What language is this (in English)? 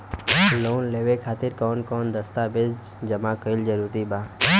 Bhojpuri